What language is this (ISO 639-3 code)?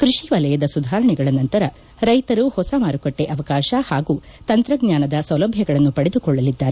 kan